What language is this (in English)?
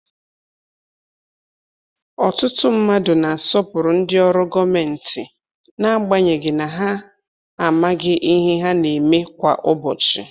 Igbo